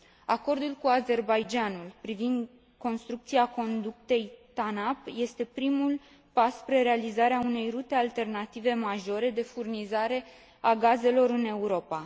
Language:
Romanian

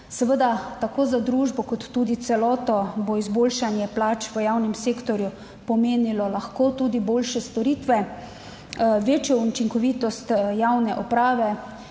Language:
Slovenian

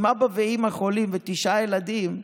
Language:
Hebrew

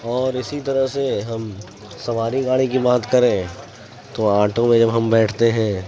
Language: Urdu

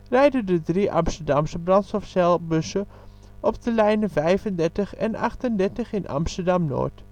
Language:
Dutch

